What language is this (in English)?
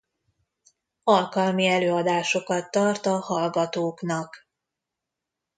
Hungarian